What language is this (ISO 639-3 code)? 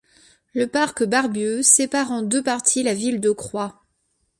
fra